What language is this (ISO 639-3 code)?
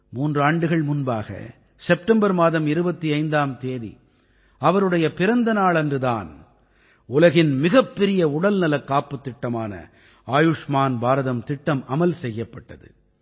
tam